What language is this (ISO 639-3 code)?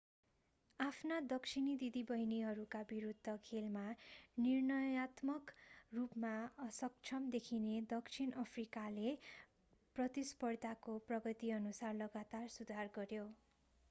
nep